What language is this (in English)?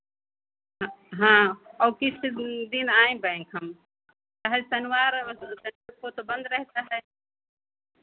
Hindi